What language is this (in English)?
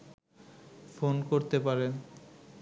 Bangla